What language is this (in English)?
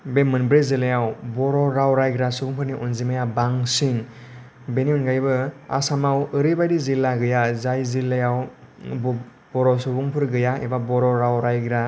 Bodo